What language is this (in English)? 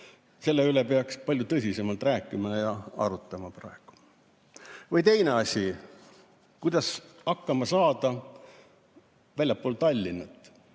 Estonian